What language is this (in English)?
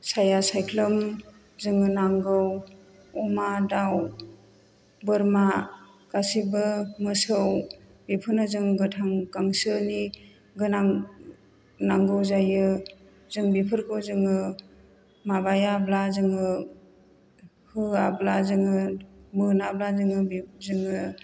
Bodo